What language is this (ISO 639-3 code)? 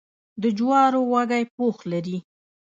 pus